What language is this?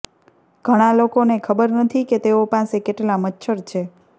Gujarati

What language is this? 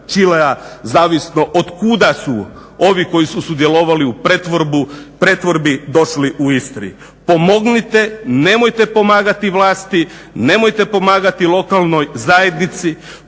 Croatian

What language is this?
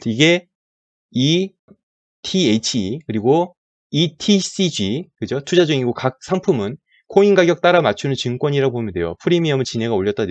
Korean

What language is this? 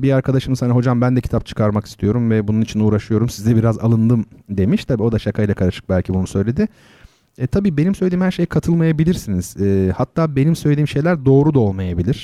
Turkish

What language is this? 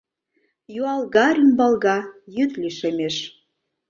Mari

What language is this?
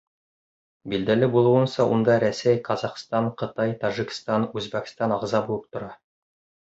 Bashkir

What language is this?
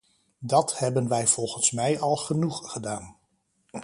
Dutch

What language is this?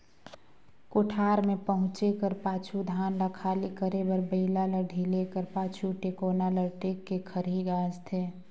Chhattisgarhi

